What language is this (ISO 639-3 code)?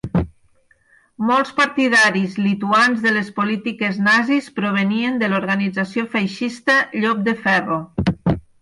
cat